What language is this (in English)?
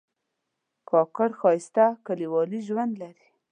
Pashto